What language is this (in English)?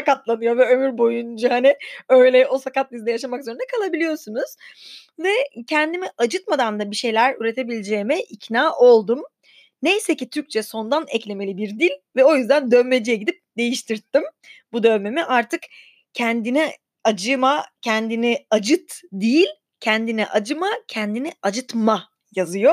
Turkish